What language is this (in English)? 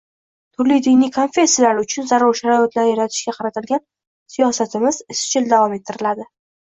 Uzbek